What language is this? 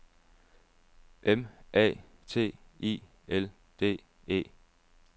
Danish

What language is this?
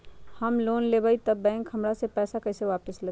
Magahi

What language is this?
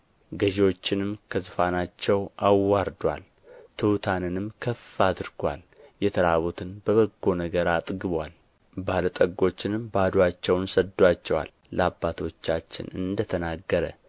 Amharic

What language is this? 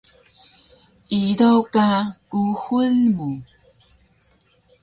Taroko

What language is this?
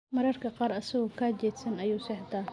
Somali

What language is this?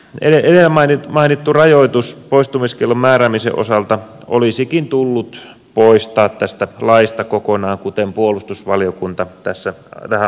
Finnish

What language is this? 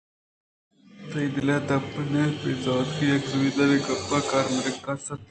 Eastern Balochi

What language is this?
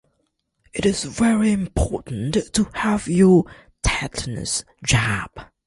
English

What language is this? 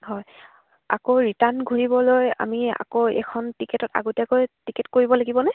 Assamese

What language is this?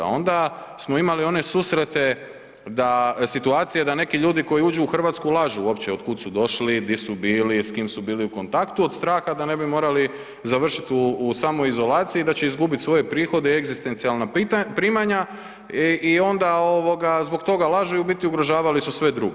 Croatian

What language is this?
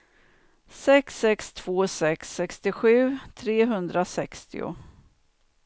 Swedish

